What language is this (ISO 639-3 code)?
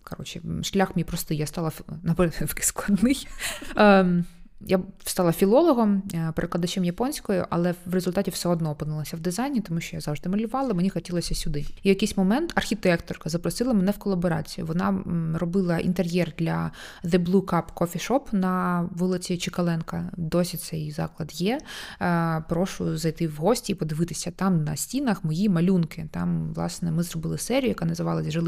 ukr